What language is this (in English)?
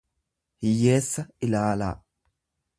Oromo